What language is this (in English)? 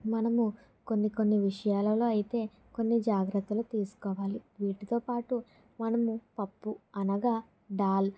Telugu